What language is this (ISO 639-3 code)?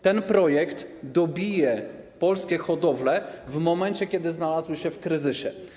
pol